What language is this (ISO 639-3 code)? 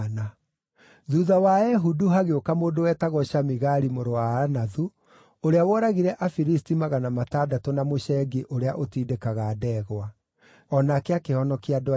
kik